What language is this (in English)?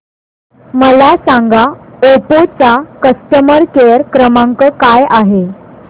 Marathi